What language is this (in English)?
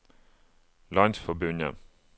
Norwegian